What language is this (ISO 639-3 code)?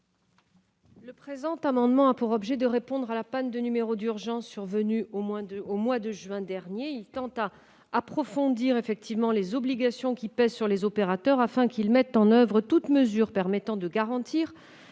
fra